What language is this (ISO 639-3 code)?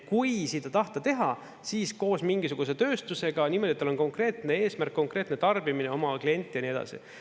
est